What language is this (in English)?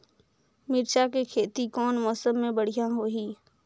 Chhattisgarhi